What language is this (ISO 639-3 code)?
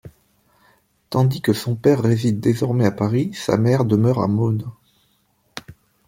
fra